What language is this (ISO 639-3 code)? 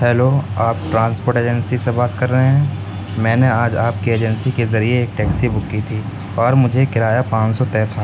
urd